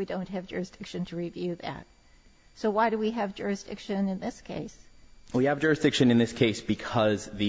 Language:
English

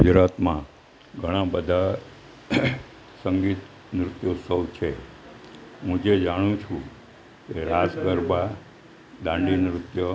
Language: Gujarati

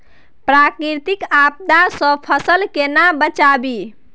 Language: Maithili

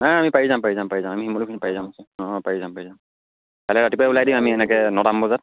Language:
Assamese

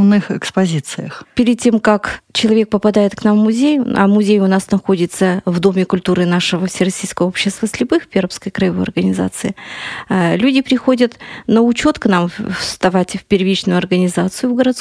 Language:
Russian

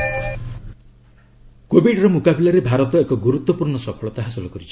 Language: Odia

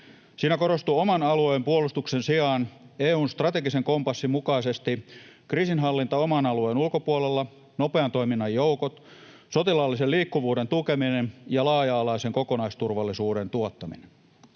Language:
Finnish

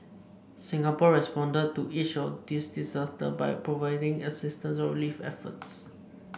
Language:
English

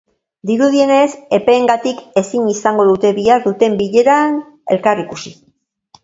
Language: Basque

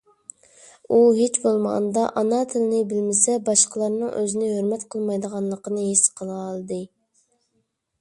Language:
Uyghur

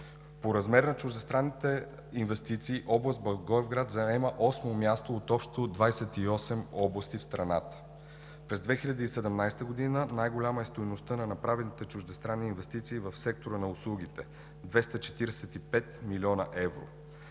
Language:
Bulgarian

